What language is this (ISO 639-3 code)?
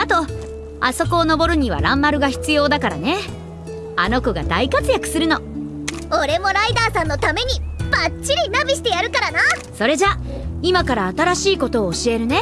jpn